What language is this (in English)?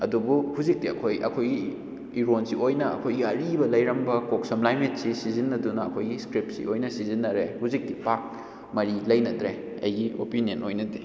Manipuri